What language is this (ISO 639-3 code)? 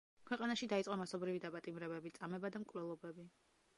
kat